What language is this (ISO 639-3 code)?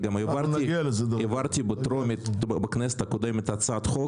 heb